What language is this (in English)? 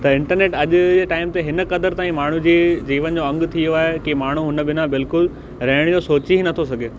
Sindhi